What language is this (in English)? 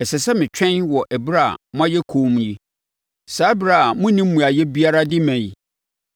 Akan